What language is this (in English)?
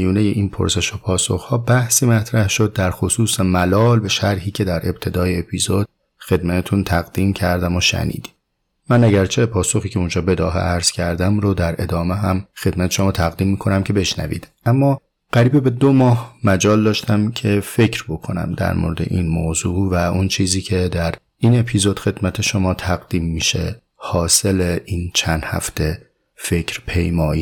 Persian